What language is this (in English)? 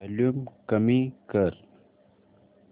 Marathi